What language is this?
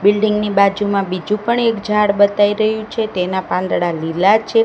Gujarati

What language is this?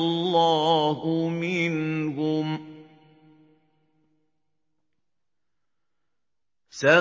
Arabic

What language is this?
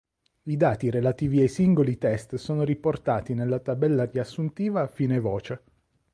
Italian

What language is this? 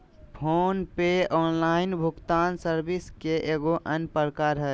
Magahi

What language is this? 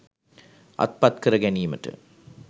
Sinhala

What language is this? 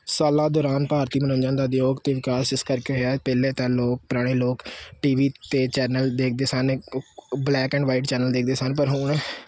Punjabi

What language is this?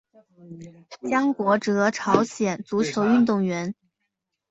Chinese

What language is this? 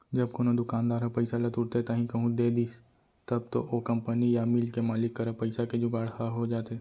Chhattisgarhi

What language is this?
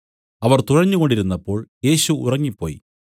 Malayalam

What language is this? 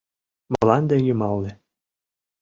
Mari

